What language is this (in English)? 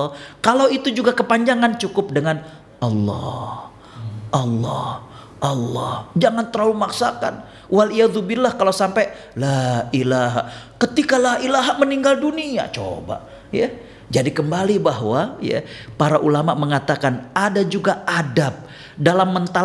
Indonesian